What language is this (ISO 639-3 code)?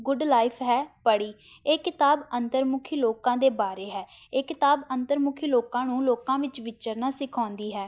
pan